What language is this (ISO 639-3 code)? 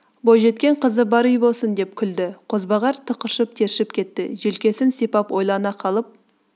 kaz